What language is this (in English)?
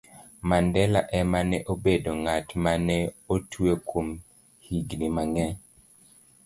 Luo (Kenya and Tanzania)